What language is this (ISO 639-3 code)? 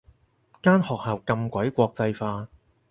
yue